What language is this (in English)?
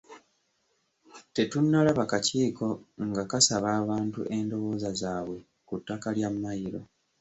Ganda